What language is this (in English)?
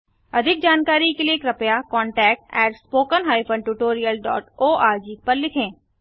Hindi